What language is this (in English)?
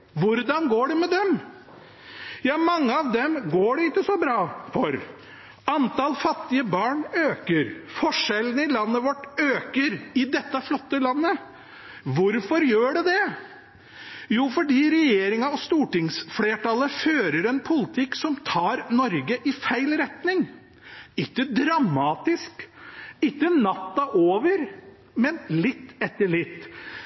Norwegian Bokmål